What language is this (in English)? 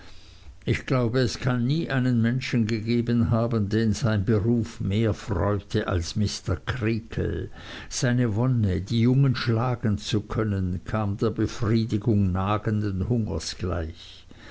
German